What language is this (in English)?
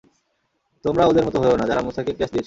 Bangla